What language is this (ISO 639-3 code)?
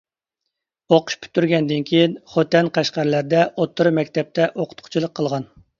uig